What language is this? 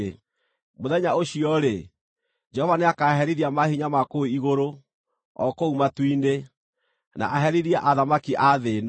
Kikuyu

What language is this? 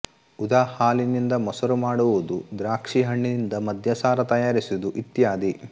Kannada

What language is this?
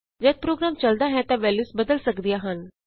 Punjabi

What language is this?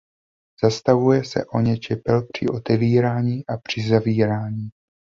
Czech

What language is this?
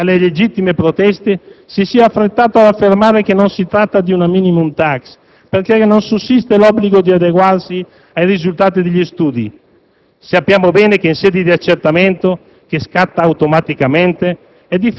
Italian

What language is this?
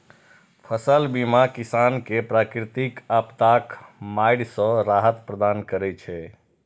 Maithili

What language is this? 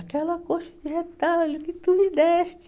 Portuguese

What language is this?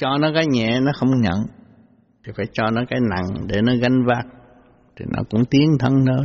Vietnamese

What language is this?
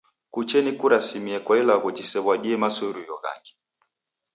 Taita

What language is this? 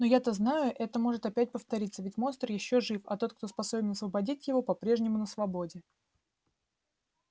Russian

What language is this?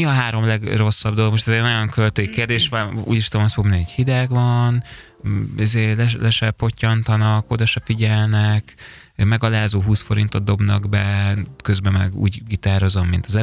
Hungarian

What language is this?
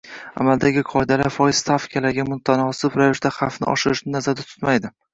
Uzbek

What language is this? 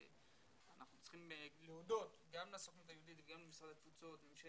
Hebrew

